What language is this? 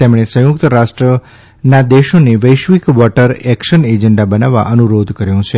Gujarati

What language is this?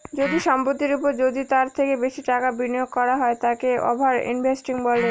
Bangla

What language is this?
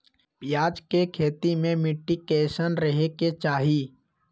Magahi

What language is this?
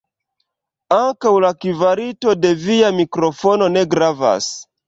Esperanto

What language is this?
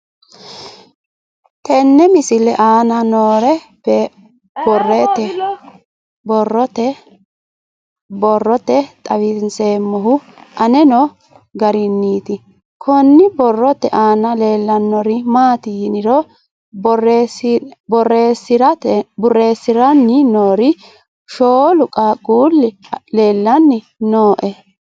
Sidamo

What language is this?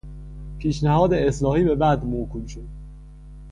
Persian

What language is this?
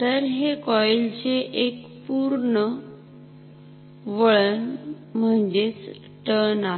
Marathi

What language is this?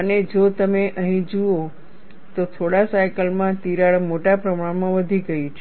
Gujarati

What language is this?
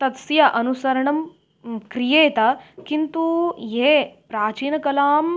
Sanskrit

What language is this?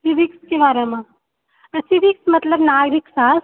Maithili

